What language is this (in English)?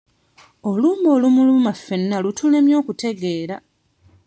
Ganda